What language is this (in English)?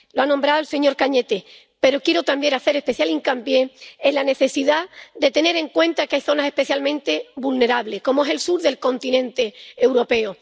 Spanish